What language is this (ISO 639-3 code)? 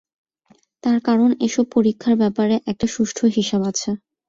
ben